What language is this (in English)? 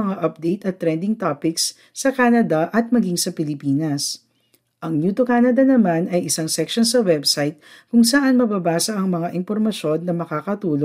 Filipino